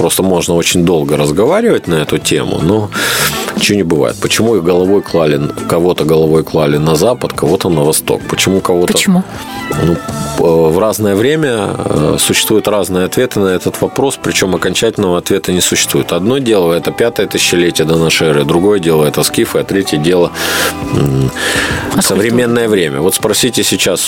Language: Russian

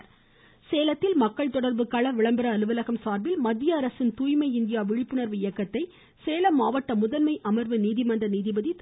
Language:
Tamil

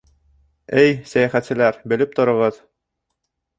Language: Bashkir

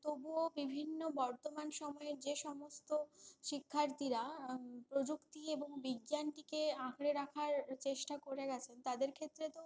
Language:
Bangla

